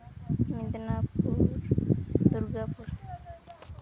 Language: Santali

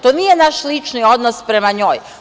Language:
Serbian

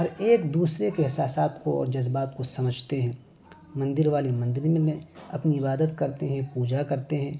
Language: Urdu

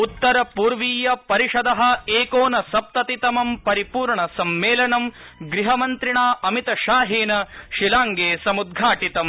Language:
Sanskrit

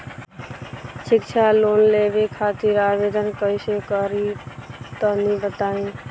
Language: Bhojpuri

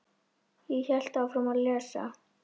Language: Icelandic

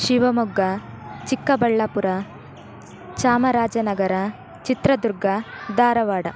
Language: Kannada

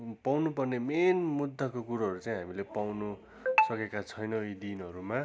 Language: Nepali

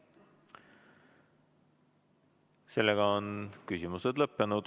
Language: Estonian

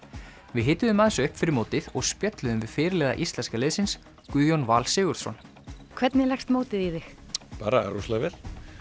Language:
Icelandic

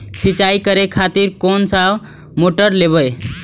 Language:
Maithili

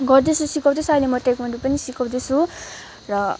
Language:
Nepali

